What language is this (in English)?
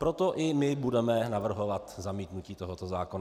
Czech